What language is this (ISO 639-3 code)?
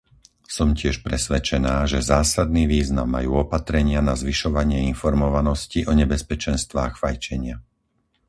slk